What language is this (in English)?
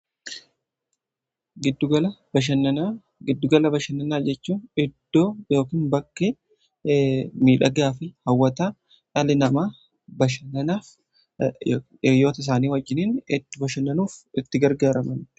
Oromo